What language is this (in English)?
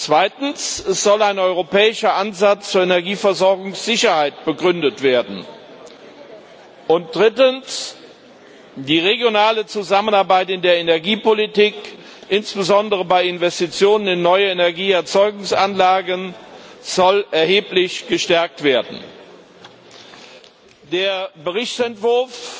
German